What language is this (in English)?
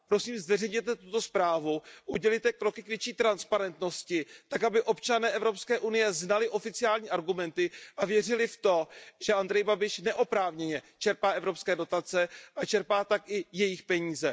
Czech